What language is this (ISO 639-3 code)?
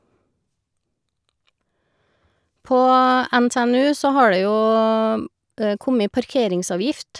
nor